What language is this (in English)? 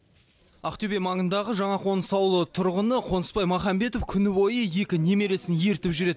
Kazakh